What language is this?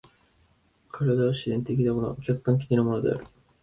Japanese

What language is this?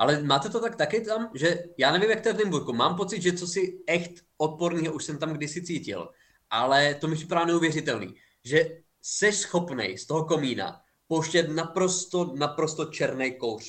Czech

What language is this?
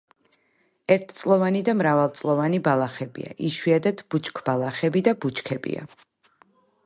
Georgian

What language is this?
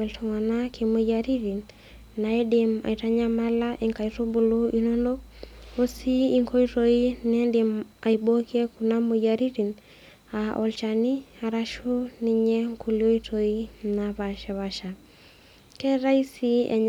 Masai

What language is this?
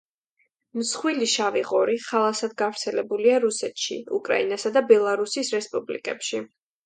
Georgian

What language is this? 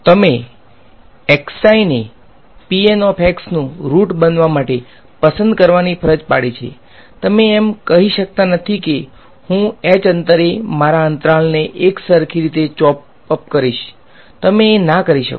Gujarati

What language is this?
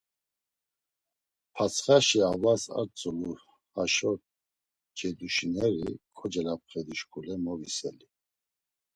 Laz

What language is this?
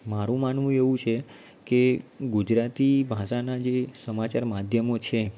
Gujarati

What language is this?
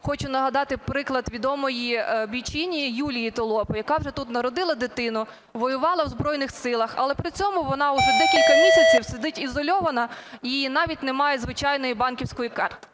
Ukrainian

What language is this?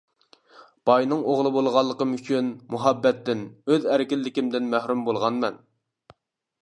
Uyghur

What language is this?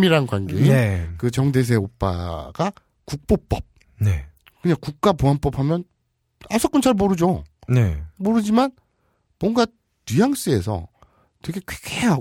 Korean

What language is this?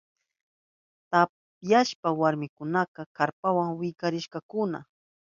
Southern Pastaza Quechua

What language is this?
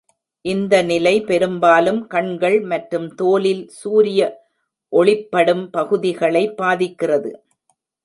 Tamil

